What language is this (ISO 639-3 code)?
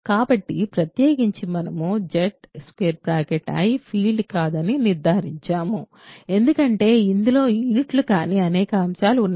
tel